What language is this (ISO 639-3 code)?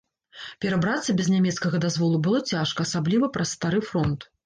bel